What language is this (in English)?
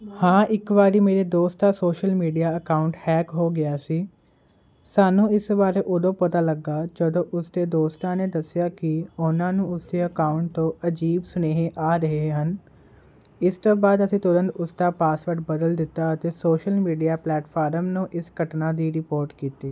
Punjabi